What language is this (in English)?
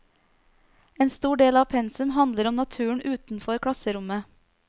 Norwegian